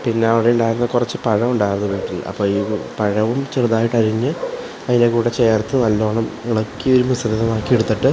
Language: Malayalam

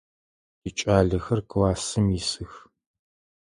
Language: Adyghe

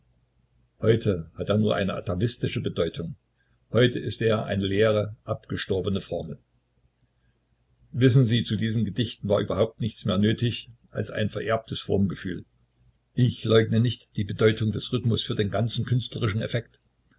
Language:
German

